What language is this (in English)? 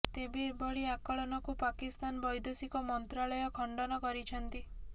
Odia